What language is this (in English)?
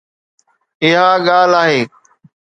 Sindhi